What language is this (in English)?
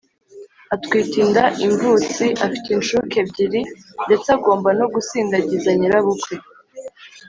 Kinyarwanda